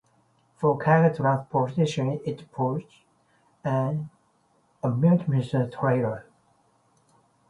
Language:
English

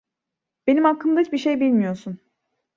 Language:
Turkish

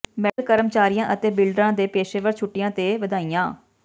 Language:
Punjabi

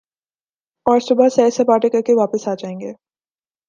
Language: Urdu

